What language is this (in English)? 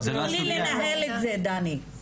Hebrew